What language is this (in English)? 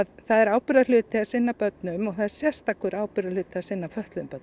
Icelandic